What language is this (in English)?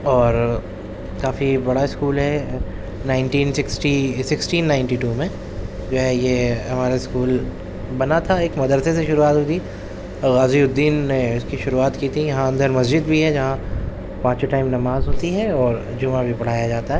Urdu